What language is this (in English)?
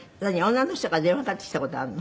Japanese